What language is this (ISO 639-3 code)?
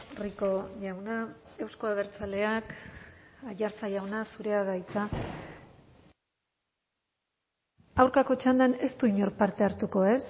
eus